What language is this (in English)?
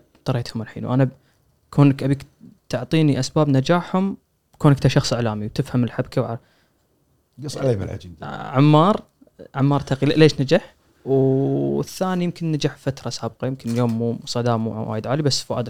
Arabic